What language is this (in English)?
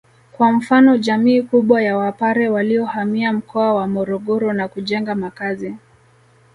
Swahili